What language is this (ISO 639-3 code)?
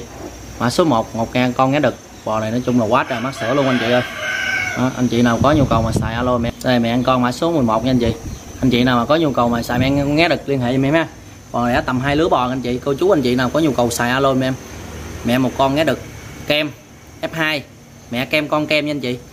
vie